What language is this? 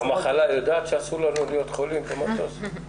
Hebrew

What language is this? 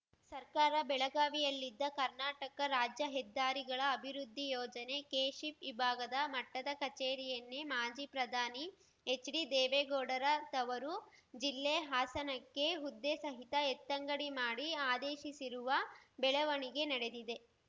Kannada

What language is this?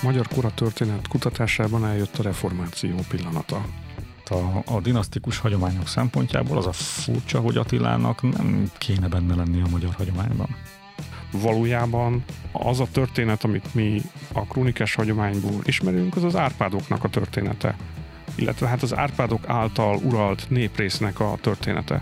Hungarian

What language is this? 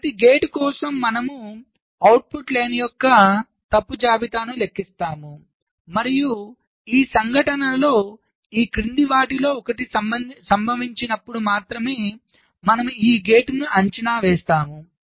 Telugu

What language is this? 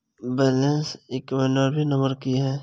Maithili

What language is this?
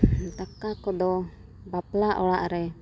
Santali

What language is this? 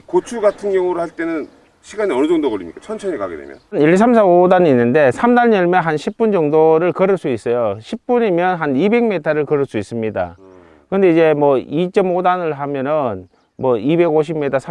Korean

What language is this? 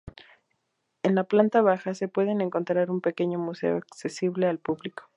Spanish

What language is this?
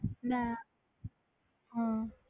Punjabi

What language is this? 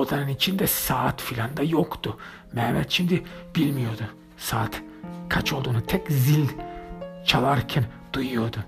Turkish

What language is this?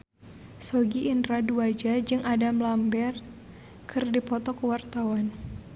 Sundanese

